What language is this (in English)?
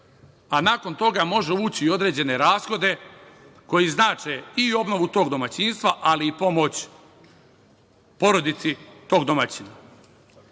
Serbian